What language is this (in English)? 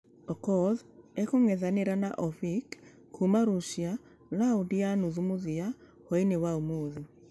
Kikuyu